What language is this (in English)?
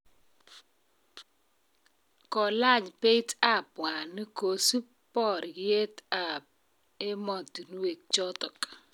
Kalenjin